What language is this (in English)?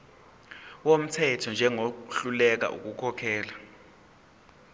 Zulu